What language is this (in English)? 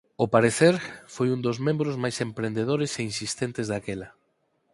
Galician